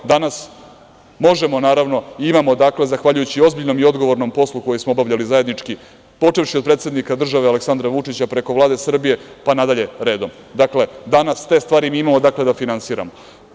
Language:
Serbian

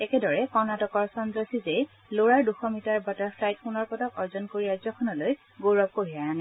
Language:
Assamese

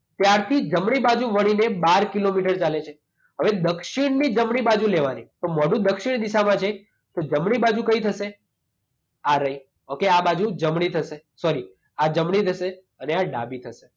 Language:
Gujarati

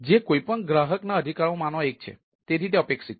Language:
Gujarati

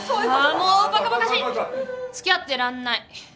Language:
Japanese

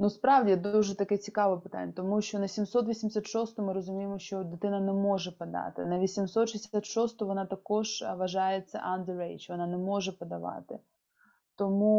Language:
Ukrainian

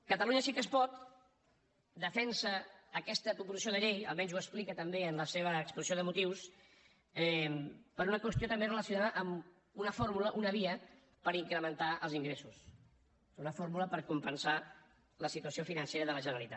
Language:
Catalan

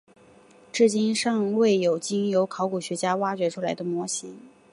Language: Chinese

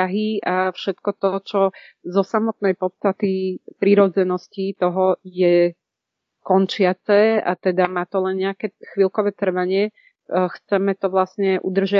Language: Czech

